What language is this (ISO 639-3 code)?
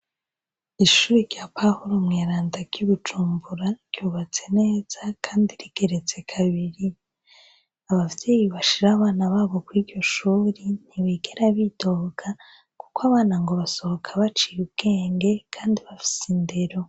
run